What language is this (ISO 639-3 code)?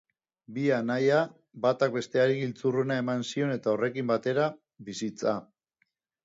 eus